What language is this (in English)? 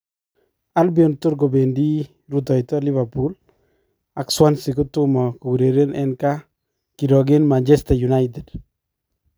Kalenjin